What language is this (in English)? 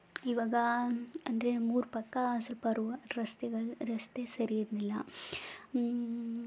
Kannada